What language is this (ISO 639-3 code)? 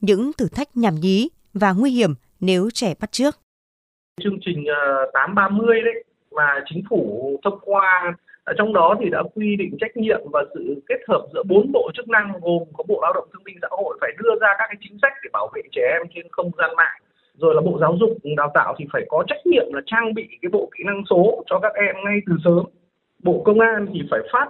vie